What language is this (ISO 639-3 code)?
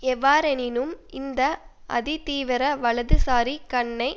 tam